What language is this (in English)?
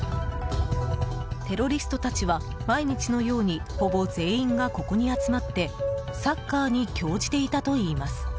Japanese